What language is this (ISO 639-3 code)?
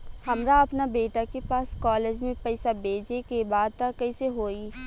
bho